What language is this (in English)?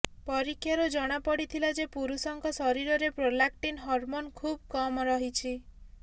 Odia